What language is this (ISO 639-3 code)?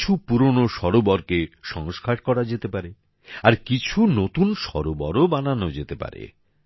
ben